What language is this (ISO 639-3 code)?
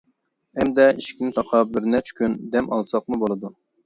uig